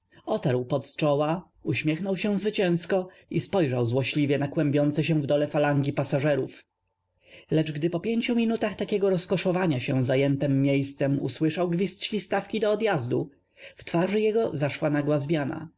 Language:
Polish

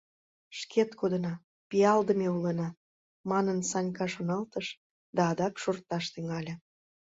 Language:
Mari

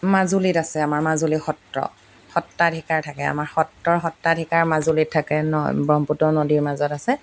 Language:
Assamese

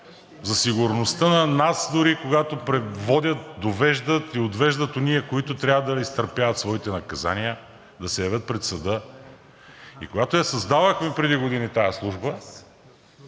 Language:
Bulgarian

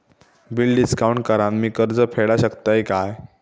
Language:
Marathi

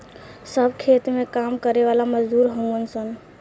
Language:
Bhojpuri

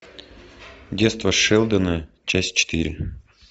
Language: Russian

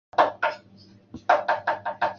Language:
Chinese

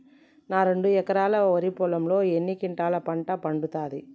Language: Telugu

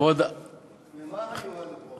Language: Hebrew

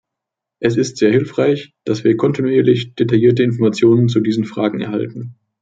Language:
German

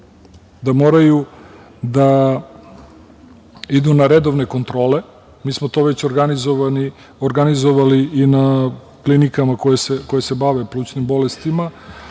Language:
Serbian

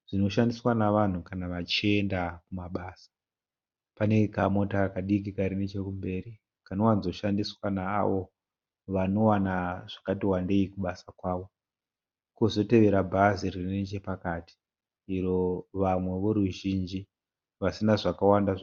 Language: Shona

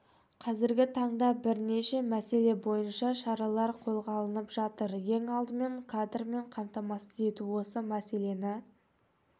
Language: Kazakh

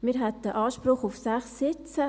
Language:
Swiss German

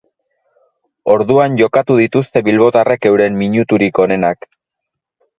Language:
Basque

